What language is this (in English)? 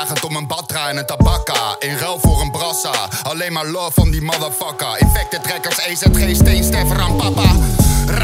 Dutch